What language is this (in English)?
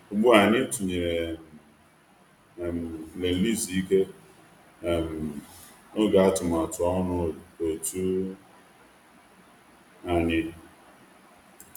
Igbo